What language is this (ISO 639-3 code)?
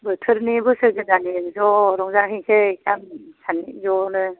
brx